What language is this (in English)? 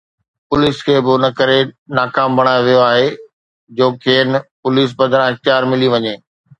Sindhi